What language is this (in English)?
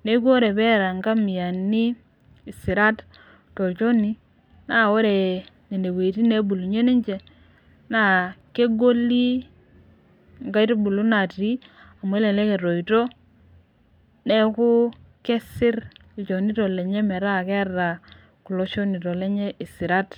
Masai